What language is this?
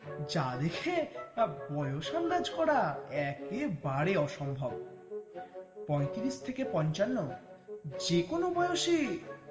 Bangla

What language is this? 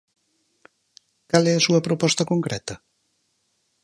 Galician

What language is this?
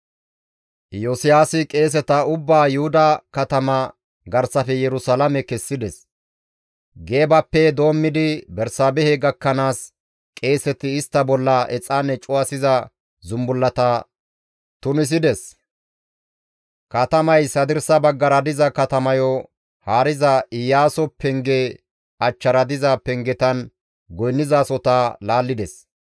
Gamo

